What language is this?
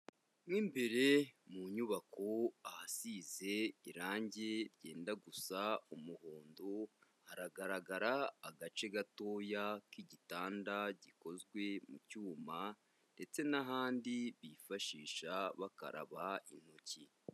Kinyarwanda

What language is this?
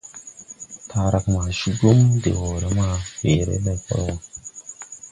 Tupuri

